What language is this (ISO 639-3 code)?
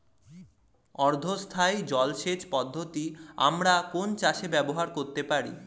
ben